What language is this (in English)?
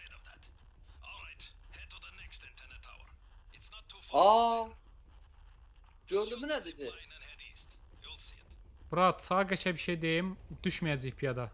Turkish